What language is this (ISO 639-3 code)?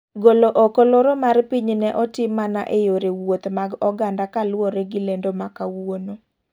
luo